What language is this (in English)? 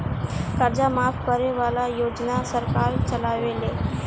Bhojpuri